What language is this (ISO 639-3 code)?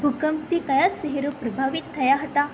guj